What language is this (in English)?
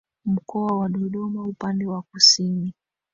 Swahili